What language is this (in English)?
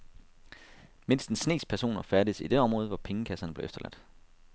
Danish